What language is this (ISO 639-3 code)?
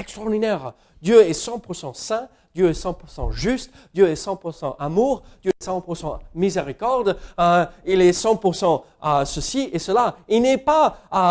fra